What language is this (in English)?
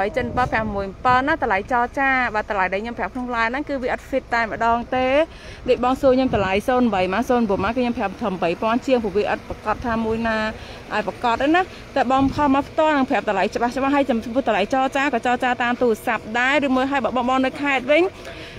Thai